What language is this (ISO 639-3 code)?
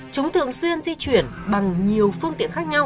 vie